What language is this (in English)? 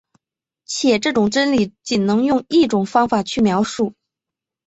Chinese